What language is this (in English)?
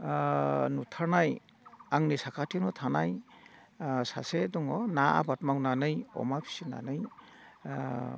Bodo